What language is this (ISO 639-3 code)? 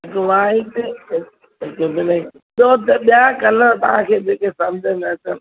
snd